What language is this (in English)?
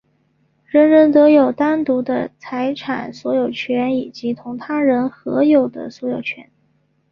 Chinese